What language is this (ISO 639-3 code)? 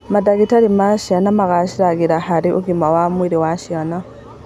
kik